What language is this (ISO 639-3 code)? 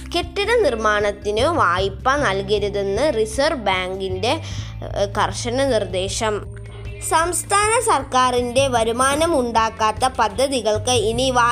mal